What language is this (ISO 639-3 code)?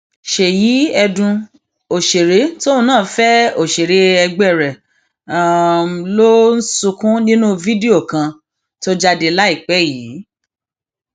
yor